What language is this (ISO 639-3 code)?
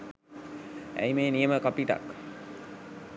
sin